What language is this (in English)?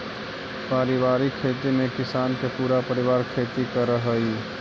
Magahi